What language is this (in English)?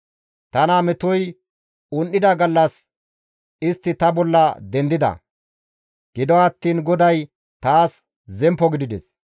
Gamo